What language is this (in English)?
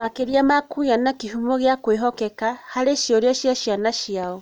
Kikuyu